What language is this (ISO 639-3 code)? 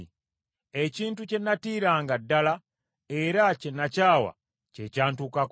lug